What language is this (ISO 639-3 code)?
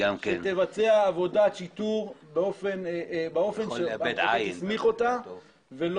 heb